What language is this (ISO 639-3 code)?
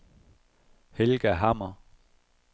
dan